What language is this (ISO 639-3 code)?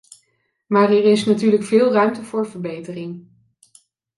nld